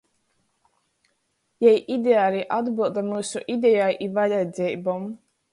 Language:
Latgalian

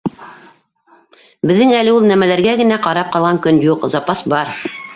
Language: Bashkir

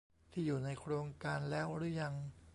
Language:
Thai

